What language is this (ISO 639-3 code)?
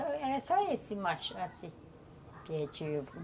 por